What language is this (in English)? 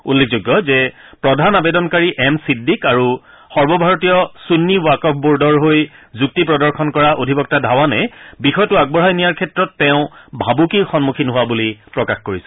Assamese